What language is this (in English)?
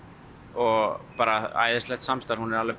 Icelandic